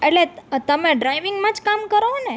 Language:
Gujarati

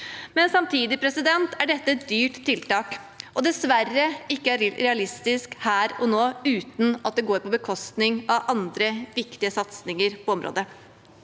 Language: Norwegian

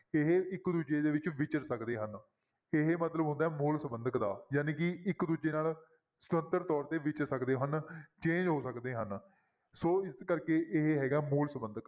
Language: Punjabi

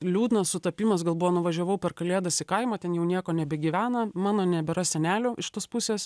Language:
Lithuanian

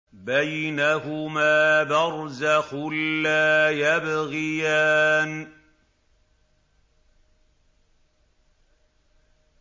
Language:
Arabic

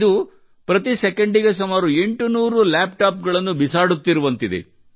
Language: Kannada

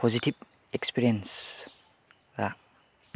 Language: Bodo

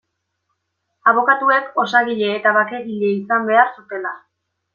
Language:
Basque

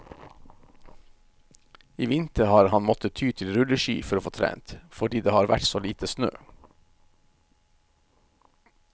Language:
Norwegian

